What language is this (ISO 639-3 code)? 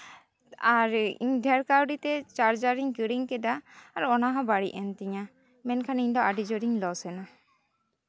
sat